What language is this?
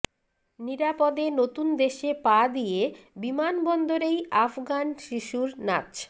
Bangla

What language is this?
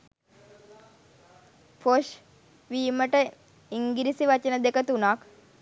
Sinhala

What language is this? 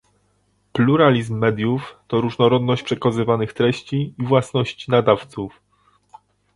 Polish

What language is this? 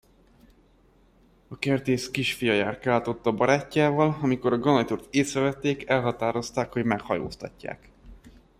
Hungarian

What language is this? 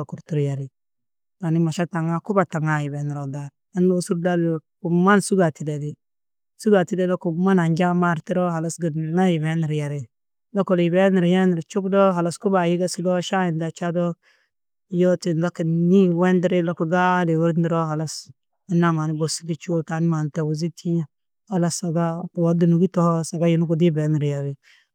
Tedaga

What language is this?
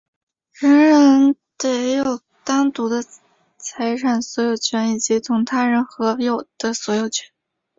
Chinese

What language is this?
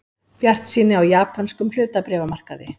Icelandic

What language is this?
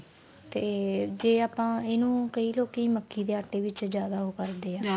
Punjabi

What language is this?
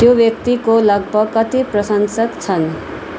Nepali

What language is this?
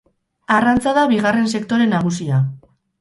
Basque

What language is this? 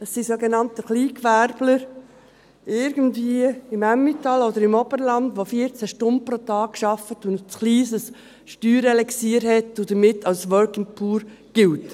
Swiss German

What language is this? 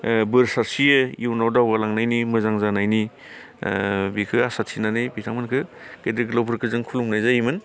Bodo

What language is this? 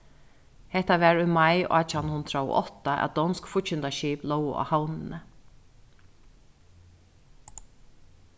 Faroese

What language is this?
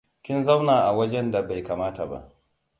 Hausa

